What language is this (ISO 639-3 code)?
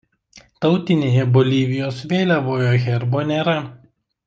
lit